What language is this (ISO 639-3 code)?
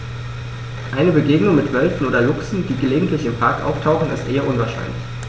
deu